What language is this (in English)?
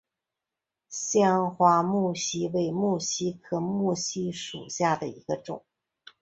Chinese